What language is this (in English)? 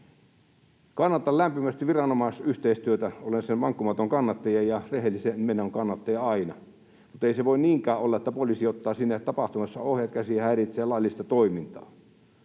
Finnish